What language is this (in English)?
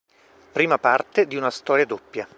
Italian